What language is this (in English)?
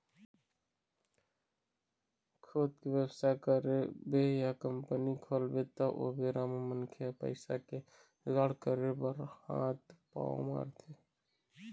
Chhattisgarhi